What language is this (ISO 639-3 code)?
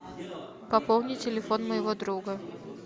rus